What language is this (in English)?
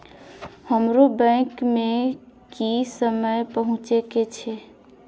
Maithili